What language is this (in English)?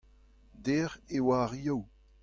Breton